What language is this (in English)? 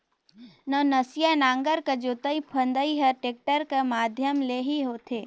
Chhattisgarhi